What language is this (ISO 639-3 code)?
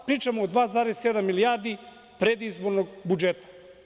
srp